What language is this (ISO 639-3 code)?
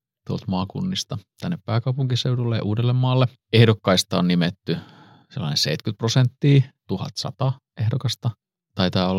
fin